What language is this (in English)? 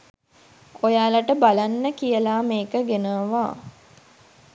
Sinhala